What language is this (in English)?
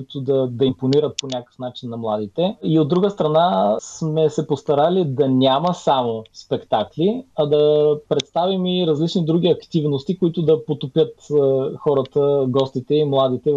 Bulgarian